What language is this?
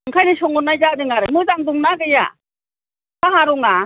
Bodo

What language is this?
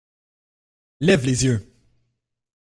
French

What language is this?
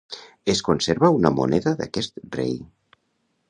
Catalan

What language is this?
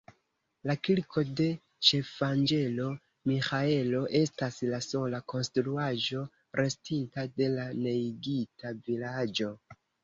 Esperanto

